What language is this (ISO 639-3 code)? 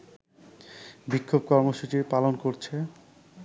ben